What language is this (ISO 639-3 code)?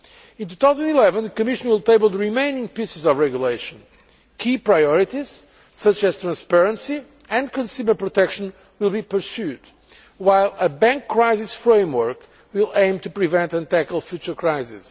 eng